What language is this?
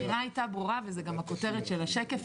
Hebrew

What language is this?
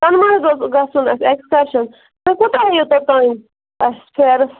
Kashmiri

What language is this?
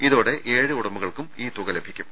Malayalam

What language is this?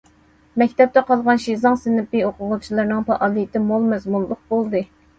Uyghur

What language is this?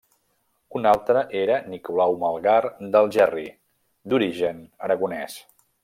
Catalan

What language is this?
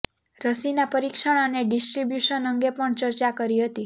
Gujarati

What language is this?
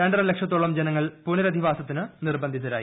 Malayalam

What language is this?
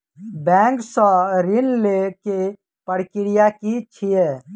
Maithili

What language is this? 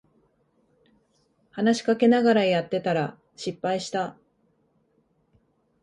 Japanese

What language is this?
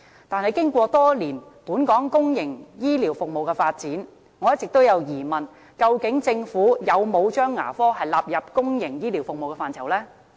Cantonese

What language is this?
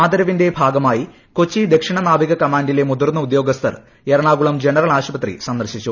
Malayalam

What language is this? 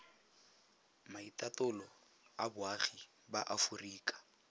Tswana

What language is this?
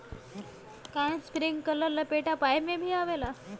Bhojpuri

